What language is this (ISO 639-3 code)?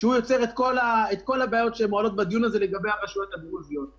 heb